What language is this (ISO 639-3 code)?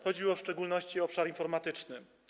pol